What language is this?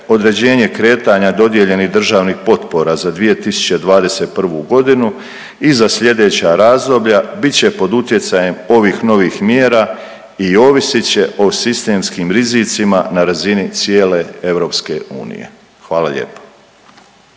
Croatian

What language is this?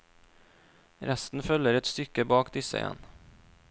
Norwegian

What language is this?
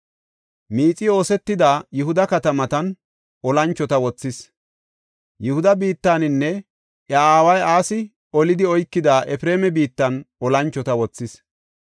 Gofa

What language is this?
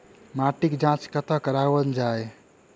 Maithili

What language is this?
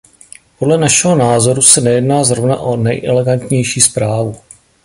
Czech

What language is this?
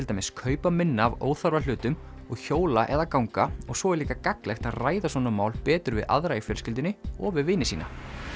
Icelandic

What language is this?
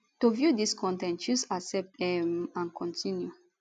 Nigerian Pidgin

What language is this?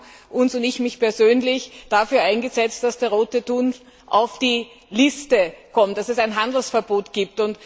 German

